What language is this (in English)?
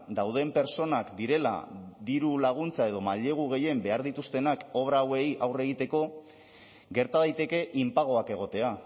Basque